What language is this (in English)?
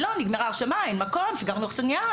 Hebrew